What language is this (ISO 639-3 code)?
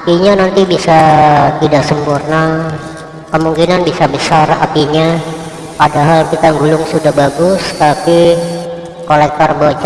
ind